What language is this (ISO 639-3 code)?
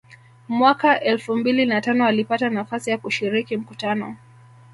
swa